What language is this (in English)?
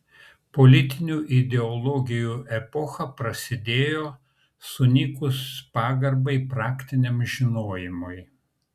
Lithuanian